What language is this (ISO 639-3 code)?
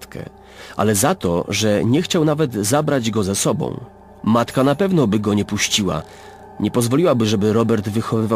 pol